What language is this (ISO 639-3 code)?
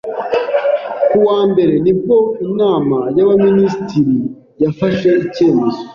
kin